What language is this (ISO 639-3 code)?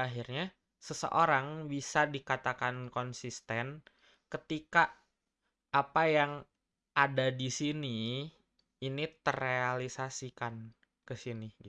ind